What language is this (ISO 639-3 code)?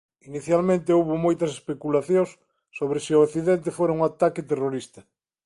glg